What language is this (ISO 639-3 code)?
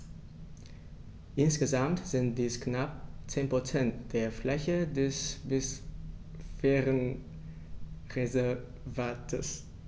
deu